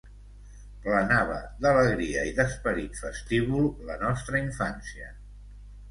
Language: Catalan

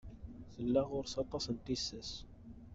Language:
Kabyle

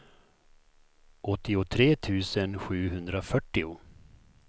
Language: Swedish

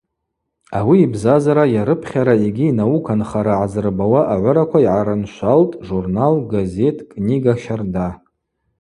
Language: Abaza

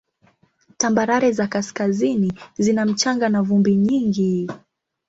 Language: Swahili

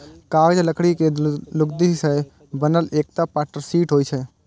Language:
Maithili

